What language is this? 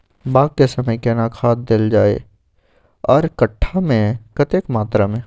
Maithili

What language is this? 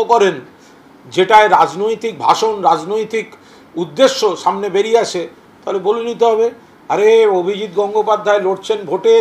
Bangla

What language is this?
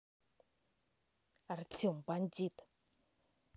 Russian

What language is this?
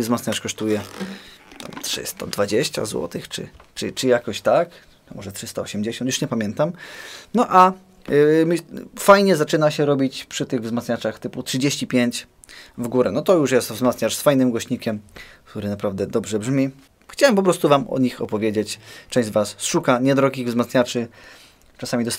Polish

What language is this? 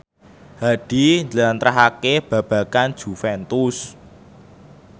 Javanese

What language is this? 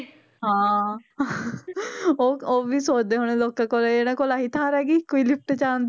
Punjabi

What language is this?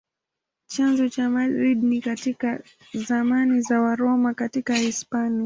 Swahili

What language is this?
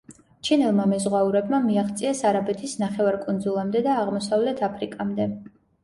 Georgian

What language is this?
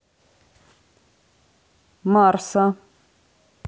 Russian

